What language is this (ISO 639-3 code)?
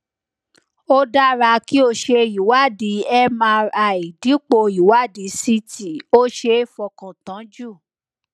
yor